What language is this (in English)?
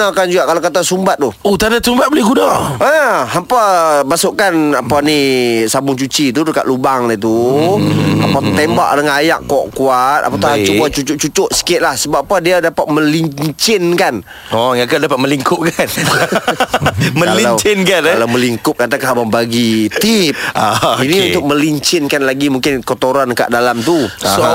Malay